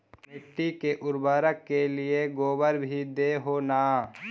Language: Magahi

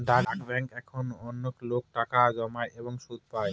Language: Bangla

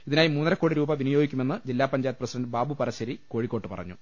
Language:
Malayalam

